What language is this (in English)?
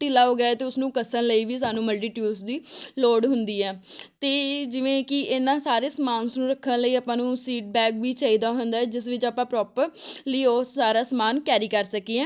Punjabi